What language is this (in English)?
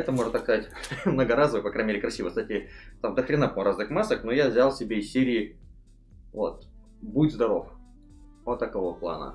Russian